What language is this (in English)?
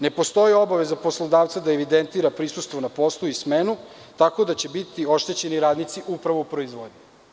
Serbian